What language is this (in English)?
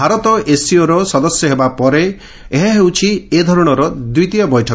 Odia